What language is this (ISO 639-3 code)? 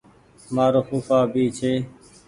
gig